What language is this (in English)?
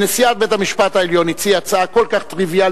Hebrew